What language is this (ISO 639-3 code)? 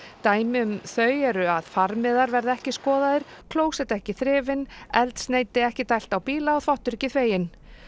isl